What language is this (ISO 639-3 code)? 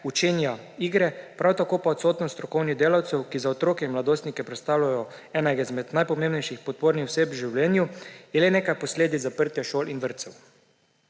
slv